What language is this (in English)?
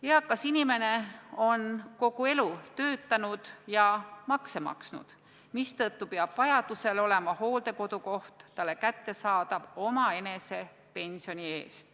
Estonian